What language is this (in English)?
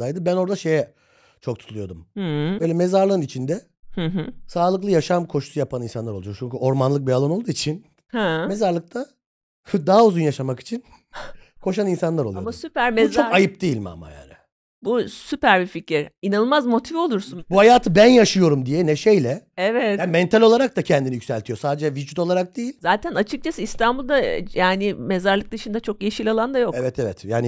Turkish